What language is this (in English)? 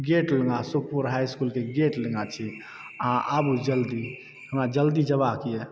Maithili